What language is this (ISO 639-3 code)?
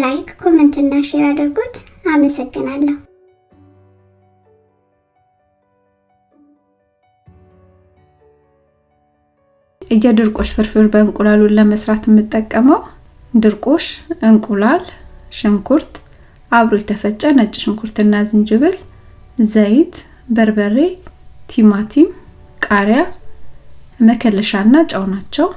amh